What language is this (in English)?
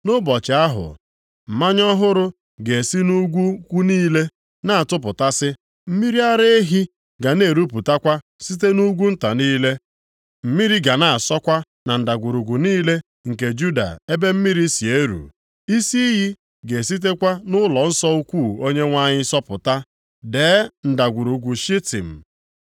Igbo